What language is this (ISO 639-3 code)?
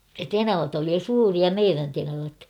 fin